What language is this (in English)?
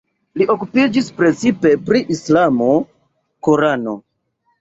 Esperanto